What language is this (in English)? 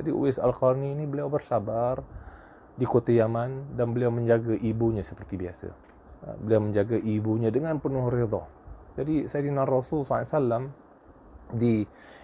Malay